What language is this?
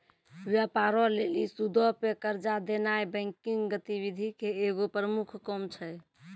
Maithili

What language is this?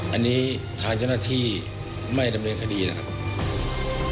Thai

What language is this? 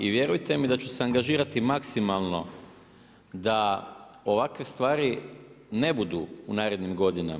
Croatian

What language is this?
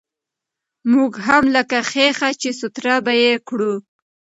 Pashto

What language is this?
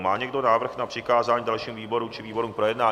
Czech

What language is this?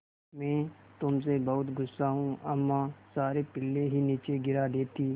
Hindi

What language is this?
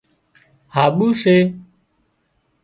Wadiyara Koli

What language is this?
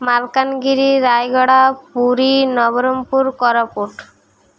Odia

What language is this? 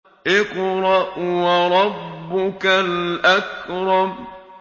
Arabic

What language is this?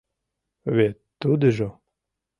Mari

